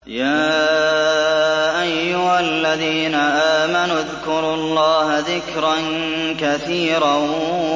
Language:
Arabic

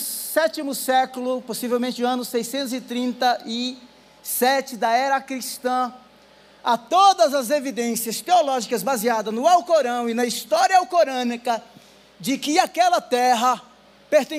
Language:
Portuguese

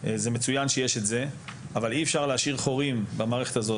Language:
Hebrew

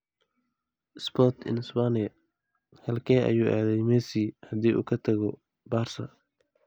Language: Somali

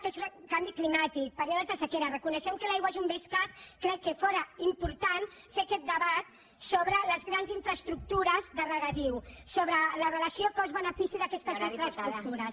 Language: Catalan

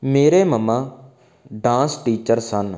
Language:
Punjabi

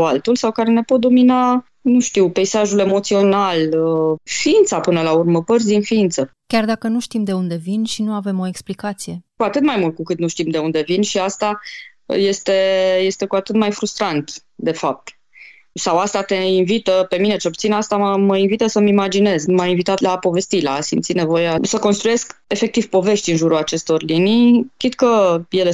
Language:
Romanian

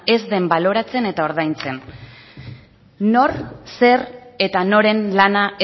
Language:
Basque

